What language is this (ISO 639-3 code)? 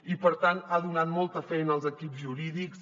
cat